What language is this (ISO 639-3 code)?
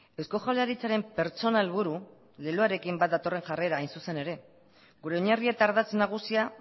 eus